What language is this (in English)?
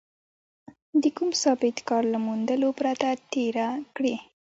Pashto